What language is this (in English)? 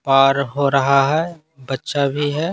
Hindi